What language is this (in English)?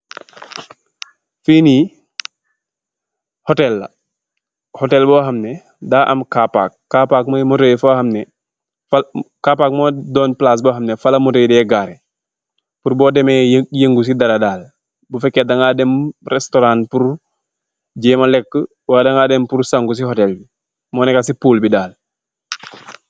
Wolof